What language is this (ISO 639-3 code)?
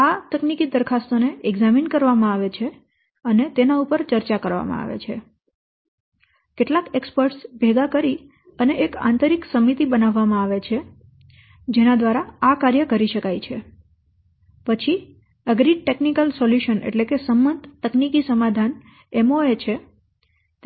guj